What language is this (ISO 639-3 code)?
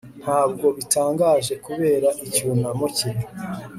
kin